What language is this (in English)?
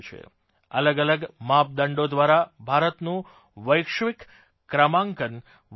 Gujarati